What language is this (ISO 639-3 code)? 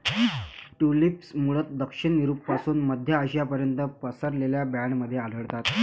mar